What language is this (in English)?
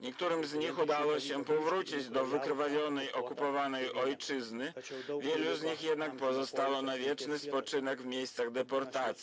Polish